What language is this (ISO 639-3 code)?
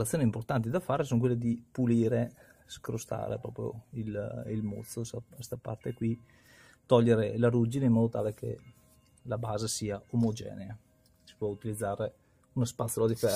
ita